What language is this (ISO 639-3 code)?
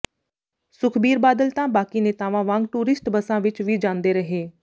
pan